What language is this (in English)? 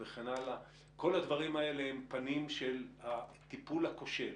Hebrew